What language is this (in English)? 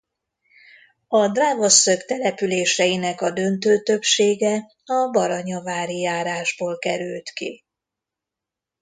Hungarian